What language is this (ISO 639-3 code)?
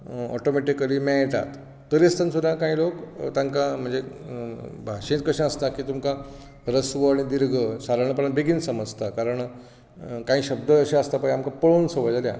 kok